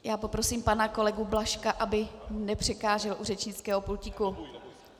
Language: Czech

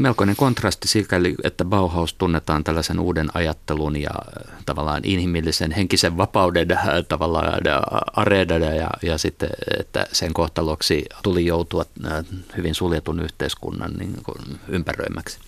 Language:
Finnish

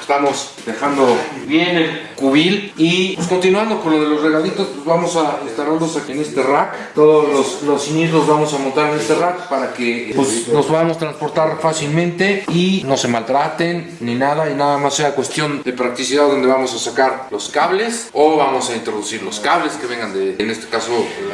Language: Spanish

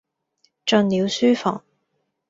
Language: Cantonese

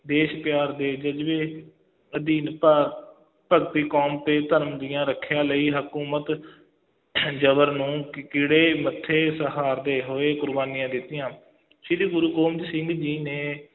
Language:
Punjabi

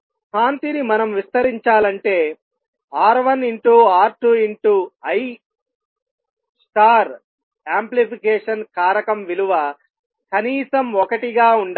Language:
Telugu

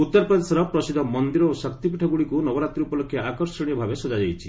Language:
Odia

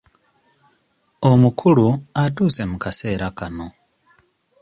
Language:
Ganda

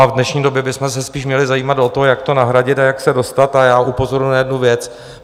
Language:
Czech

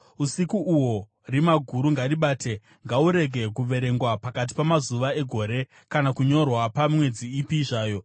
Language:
Shona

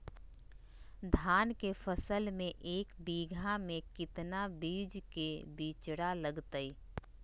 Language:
Magahi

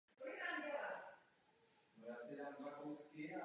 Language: Czech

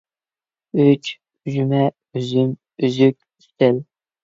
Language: Uyghur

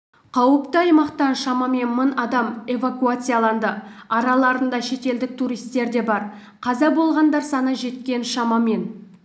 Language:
Kazakh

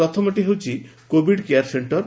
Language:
Odia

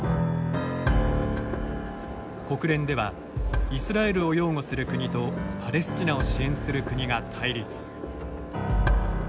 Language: Japanese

